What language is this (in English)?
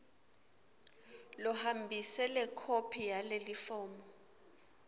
Swati